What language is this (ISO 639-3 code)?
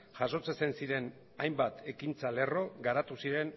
eus